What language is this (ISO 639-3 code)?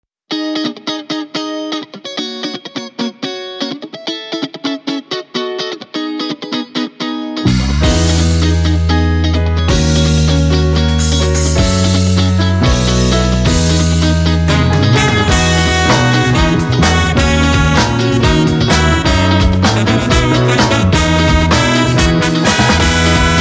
jpn